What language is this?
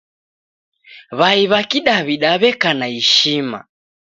Taita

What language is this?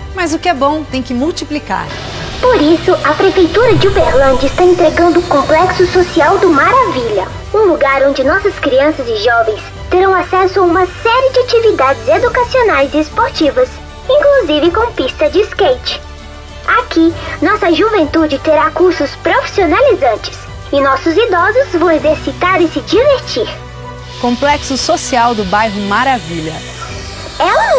Portuguese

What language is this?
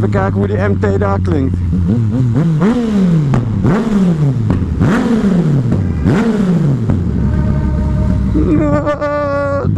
Dutch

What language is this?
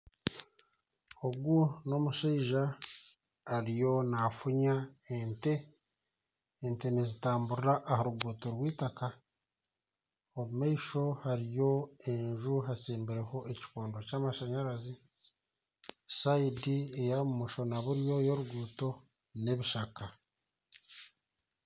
Nyankole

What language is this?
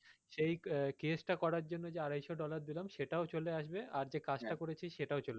Bangla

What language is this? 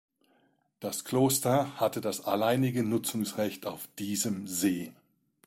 German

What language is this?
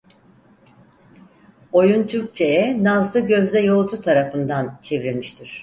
Turkish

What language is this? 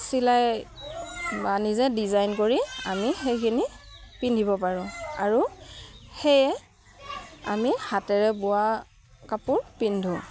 Assamese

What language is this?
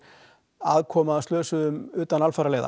Icelandic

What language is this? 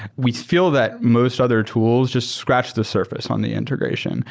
English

